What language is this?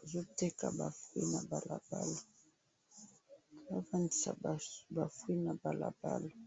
Lingala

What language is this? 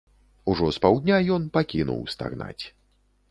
Belarusian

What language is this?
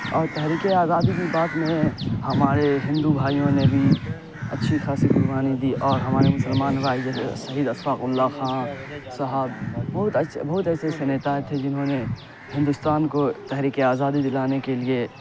Urdu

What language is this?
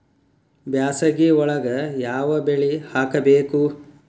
Kannada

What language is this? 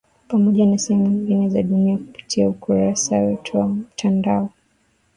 Swahili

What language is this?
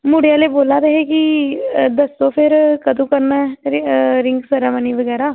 Dogri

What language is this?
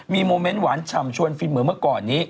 Thai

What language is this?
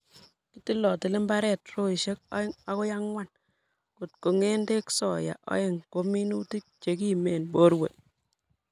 Kalenjin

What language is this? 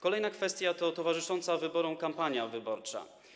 Polish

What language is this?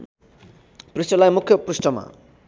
Nepali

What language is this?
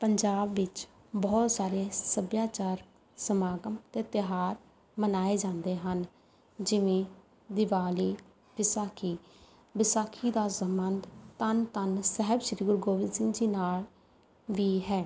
Punjabi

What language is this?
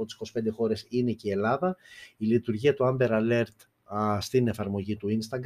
Greek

